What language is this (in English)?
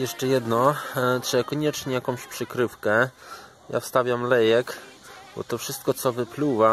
Polish